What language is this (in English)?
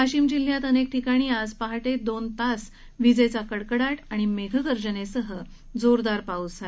Marathi